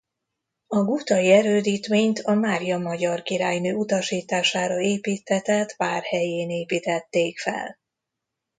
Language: Hungarian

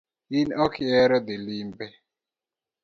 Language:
Luo (Kenya and Tanzania)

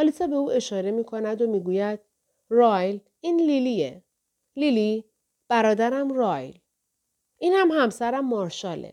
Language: Persian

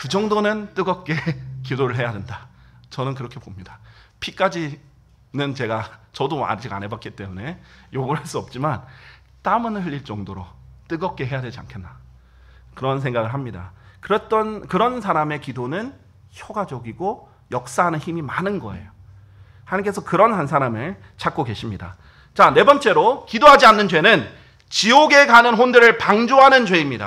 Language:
Korean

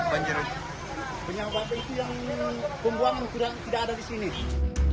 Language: Indonesian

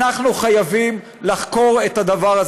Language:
Hebrew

